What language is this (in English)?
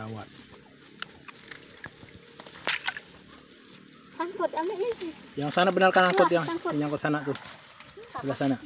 Indonesian